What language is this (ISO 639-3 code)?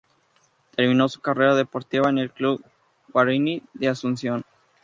spa